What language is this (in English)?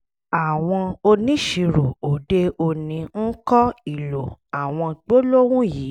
Yoruba